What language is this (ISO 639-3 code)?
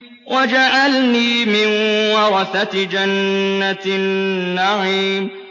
ara